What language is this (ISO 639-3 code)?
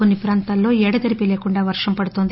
tel